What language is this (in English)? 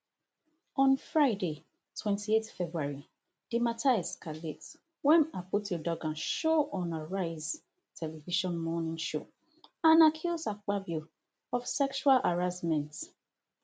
Nigerian Pidgin